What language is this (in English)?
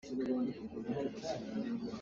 Hakha Chin